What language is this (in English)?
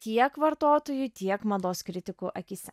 Lithuanian